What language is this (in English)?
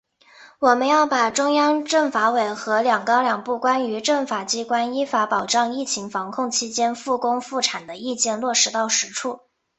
Chinese